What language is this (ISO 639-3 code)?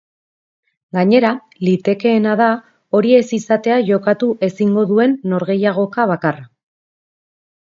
eus